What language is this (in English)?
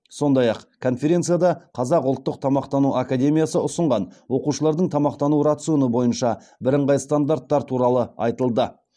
Kazakh